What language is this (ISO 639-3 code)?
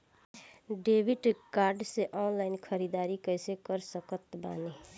bho